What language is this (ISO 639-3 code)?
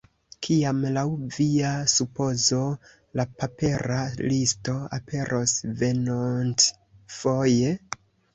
epo